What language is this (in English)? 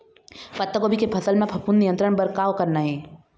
Chhattisgarhi